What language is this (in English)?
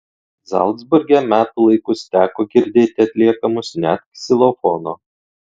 Lithuanian